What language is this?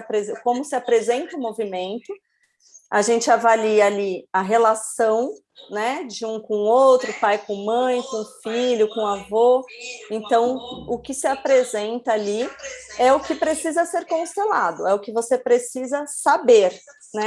Portuguese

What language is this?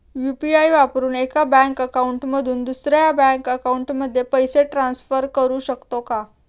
Marathi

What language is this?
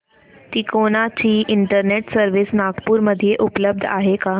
Marathi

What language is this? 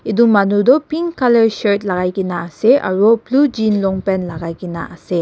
Naga Pidgin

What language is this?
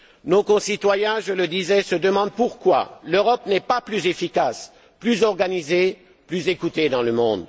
French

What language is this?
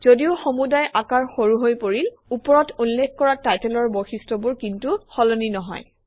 Assamese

